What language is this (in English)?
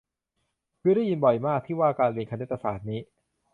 Thai